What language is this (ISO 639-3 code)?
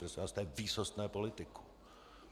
ces